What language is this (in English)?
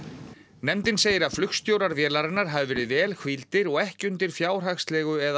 Icelandic